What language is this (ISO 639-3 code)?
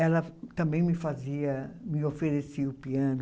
por